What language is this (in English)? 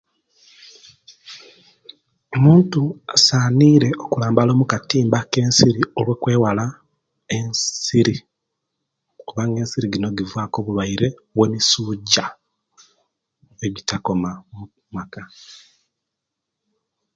Kenyi